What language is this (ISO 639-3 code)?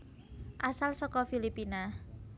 jav